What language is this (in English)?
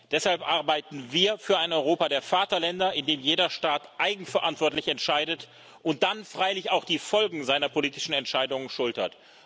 German